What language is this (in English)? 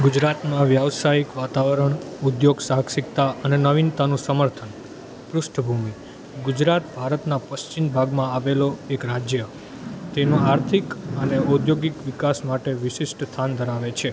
Gujarati